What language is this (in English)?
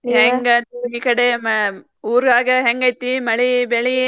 Kannada